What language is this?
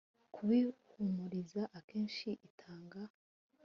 Kinyarwanda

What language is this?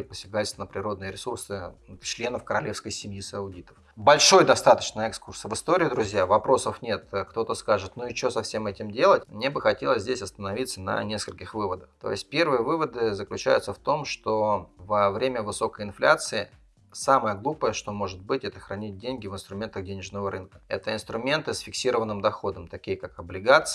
Russian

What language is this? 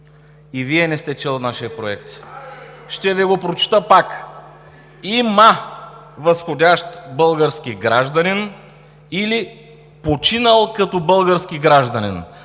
Bulgarian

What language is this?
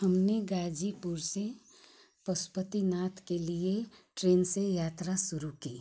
Hindi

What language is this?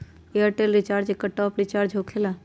Magahi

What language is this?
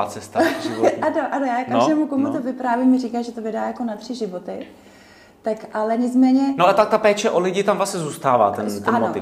Czech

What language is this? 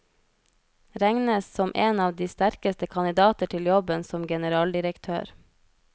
Norwegian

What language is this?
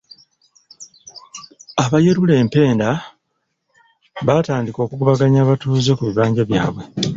Ganda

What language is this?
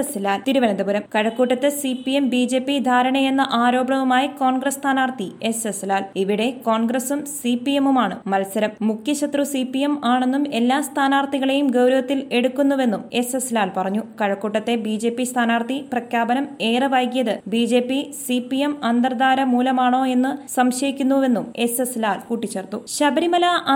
Malayalam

